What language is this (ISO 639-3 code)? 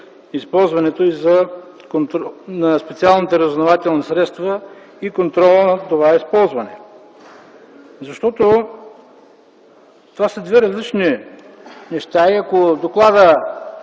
bul